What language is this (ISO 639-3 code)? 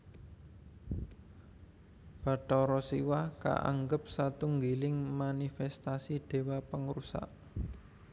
jav